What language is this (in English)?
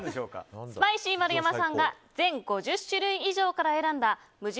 Japanese